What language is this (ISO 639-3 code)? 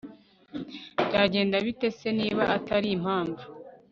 kin